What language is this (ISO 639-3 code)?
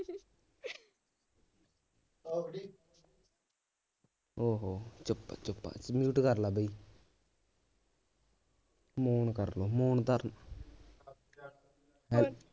pan